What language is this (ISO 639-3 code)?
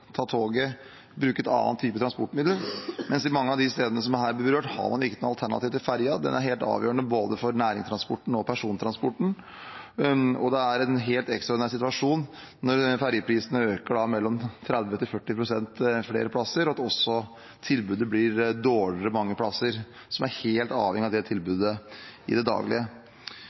nob